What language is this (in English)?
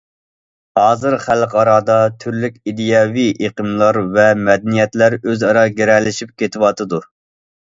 Uyghur